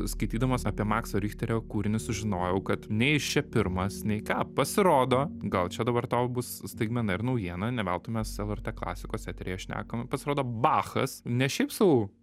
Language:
Lithuanian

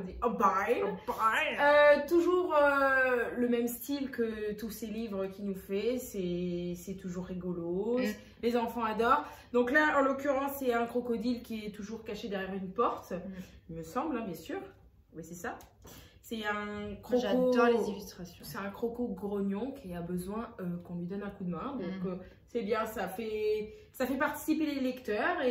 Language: French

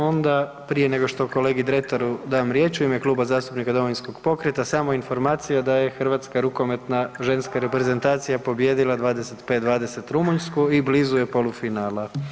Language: Croatian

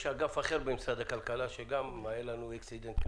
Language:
Hebrew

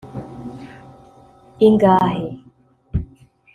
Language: Kinyarwanda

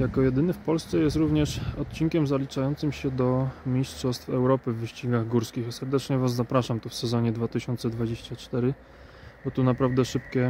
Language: Polish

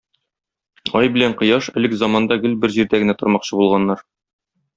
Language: Tatar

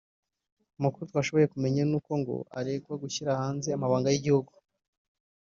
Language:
Kinyarwanda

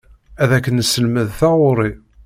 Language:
Kabyle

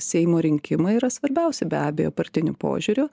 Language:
Lithuanian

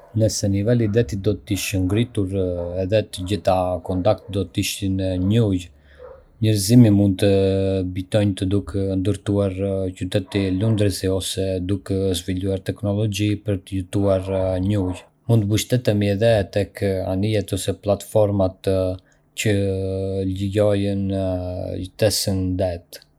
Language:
Arbëreshë Albanian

